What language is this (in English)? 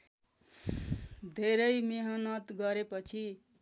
Nepali